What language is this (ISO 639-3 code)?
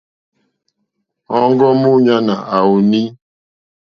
bri